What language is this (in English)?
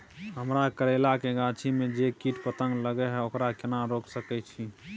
Maithili